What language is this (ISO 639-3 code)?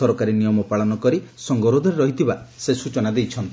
ori